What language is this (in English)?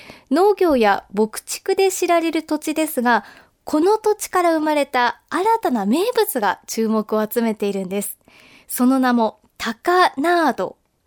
Japanese